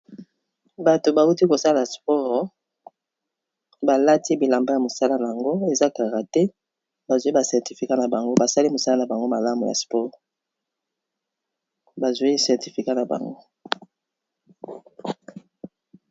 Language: Lingala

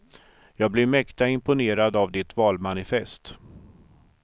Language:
Swedish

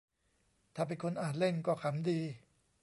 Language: Thai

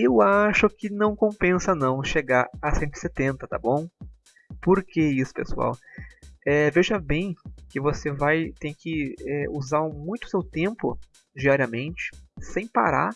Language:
Portuguese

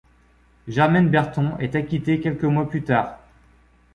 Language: French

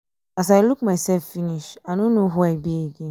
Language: Nigerian Pidgin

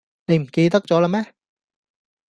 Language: Cantonese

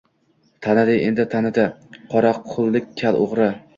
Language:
Uzbek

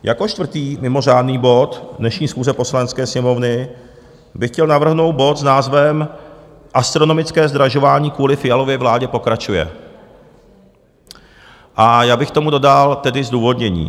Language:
Czech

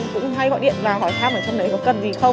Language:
Vietnamese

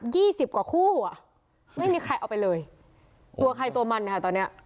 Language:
Thai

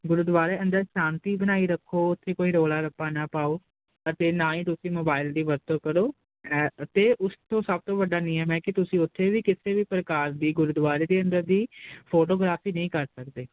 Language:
Punjabi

